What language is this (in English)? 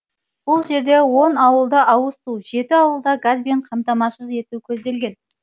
Kazakh